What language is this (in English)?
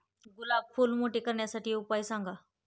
Marathi